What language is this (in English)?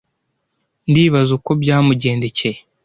Kinyarwanda